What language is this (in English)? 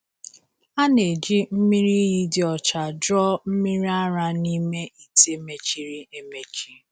Igbo